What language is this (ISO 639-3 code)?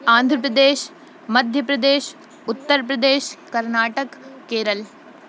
urd